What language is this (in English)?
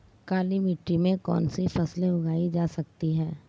Hindi